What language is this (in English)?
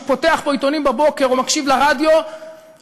Hebrew